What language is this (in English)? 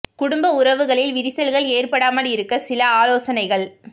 Tamil